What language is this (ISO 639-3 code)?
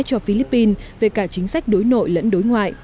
vie